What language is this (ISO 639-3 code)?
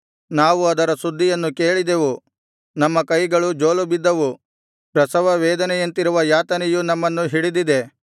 kan